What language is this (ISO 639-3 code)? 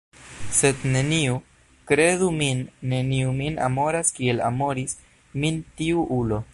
epo